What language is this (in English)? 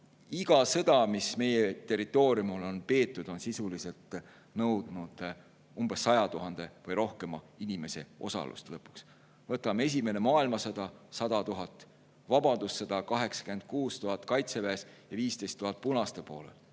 Estonian